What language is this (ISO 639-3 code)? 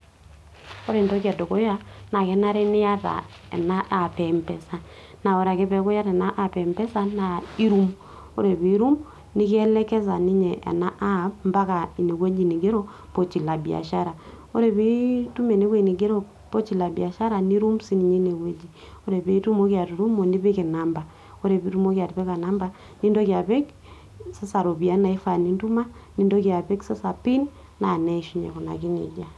mas